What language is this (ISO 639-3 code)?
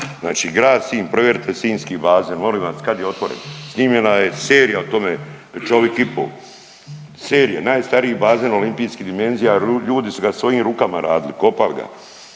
hrv